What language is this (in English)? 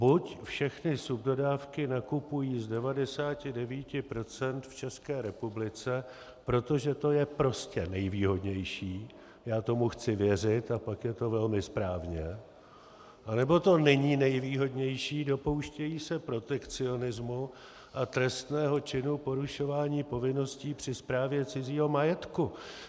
Czech